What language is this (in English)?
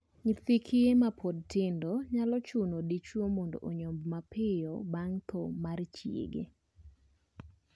Luo (Kenya and Tanzania)